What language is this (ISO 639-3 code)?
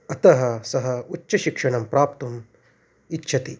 san